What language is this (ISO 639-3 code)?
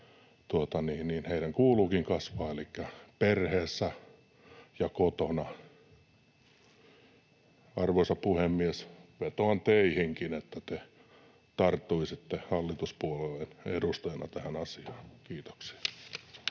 fin